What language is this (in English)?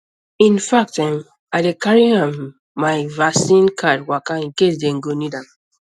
Nigerian Pidgin